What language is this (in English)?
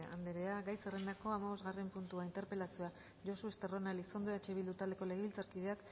Basque